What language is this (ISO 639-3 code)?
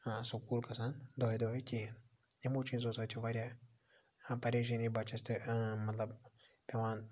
kas